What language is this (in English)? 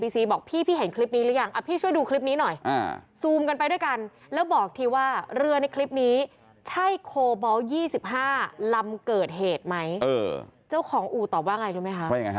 Thai